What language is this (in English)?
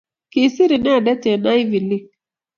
Kalenjin